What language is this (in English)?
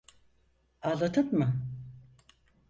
Turkish